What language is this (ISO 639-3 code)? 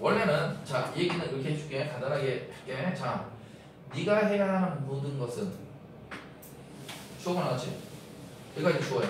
kor